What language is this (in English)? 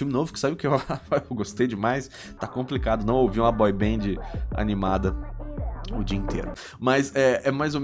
Portuguese